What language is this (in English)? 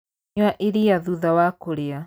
Kikuyu